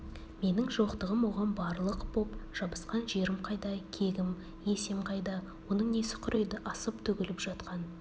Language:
Kazakh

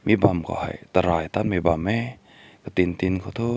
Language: Rongmei Naga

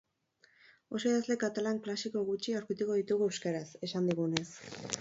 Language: Basque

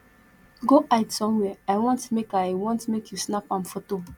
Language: Nigerian Pidgin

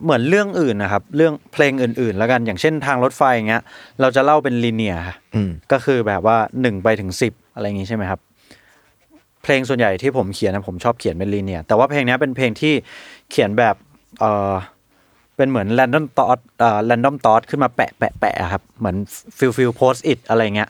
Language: Thai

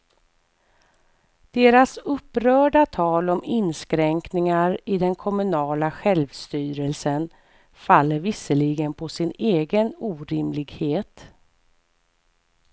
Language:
Swedish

